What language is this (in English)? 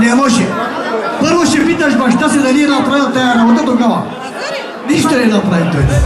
Turkish